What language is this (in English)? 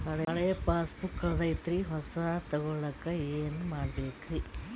Kannada